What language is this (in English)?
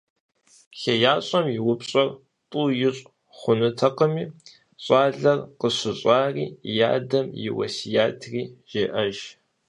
Kabardian